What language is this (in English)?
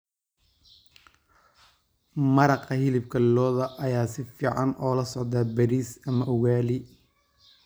Somali